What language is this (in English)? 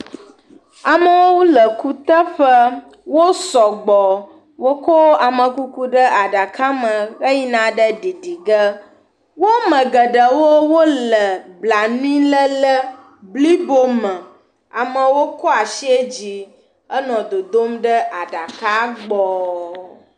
Ewe